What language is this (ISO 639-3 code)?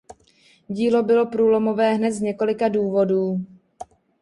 ces